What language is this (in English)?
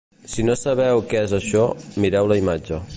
Catalan